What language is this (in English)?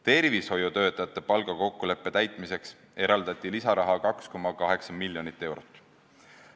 Estonian